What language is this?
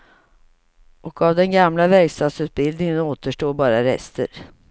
Swedish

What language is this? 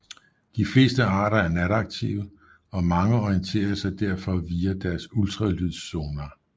Danish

